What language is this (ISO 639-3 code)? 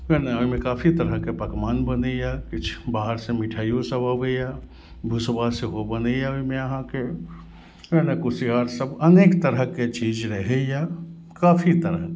mai